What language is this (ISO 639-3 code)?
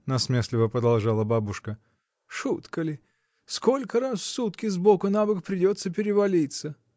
rus